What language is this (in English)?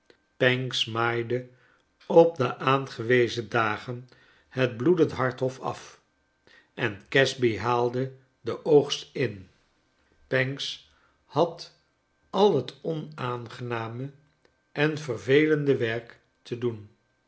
Dutch